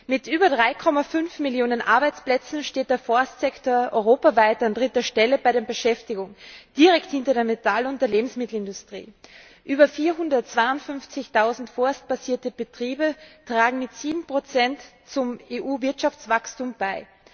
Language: German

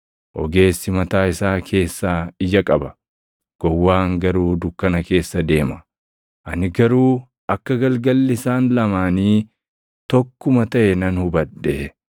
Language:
Oromo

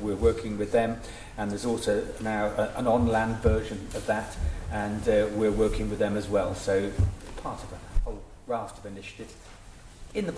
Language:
English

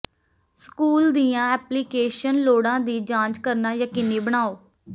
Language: Punjabi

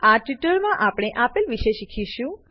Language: Gujarati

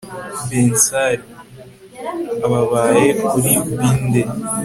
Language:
Kinyarwanda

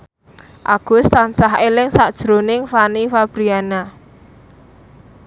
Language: Javanese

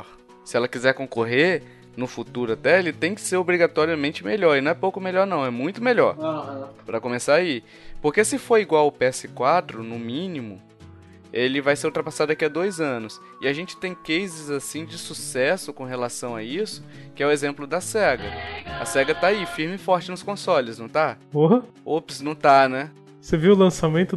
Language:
Portuguese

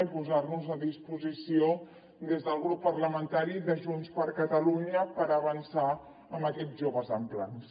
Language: Catalan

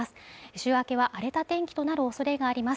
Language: Japanese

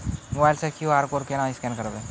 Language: Maithili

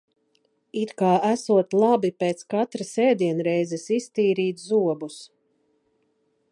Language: Latvian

